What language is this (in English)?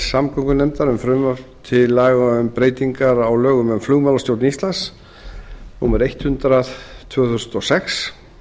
Icelandic